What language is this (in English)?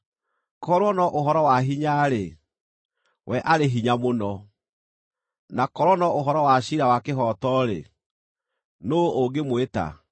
Kikuyu